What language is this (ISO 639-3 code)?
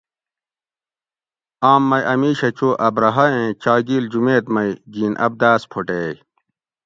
gwc